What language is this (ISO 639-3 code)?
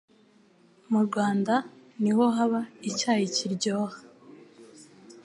kin